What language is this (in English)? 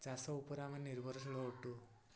Odia